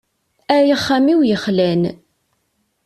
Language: Kabyle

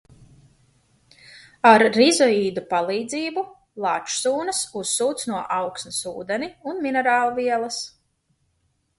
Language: Latvian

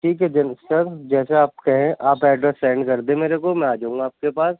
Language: Urdu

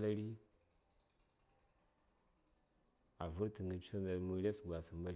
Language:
Saya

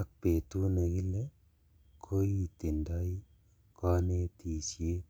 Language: Kalenjin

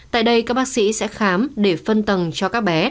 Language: Vietnamese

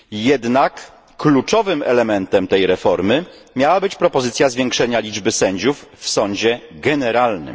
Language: Polish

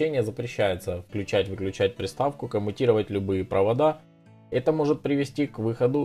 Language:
Russian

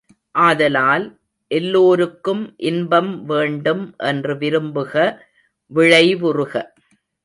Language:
Tamil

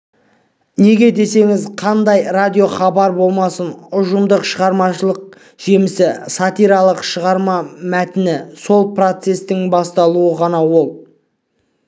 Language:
Kazakh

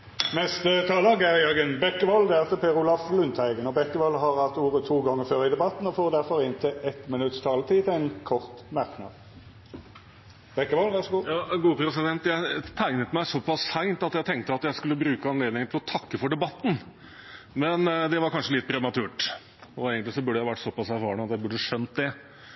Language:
Norwegian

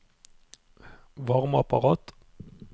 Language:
Norwegian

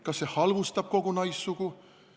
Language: Estonian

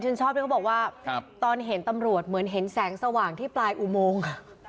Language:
Thai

